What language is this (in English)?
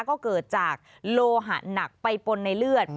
Thai